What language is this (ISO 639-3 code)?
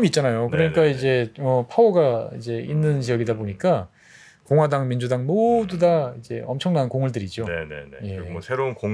kor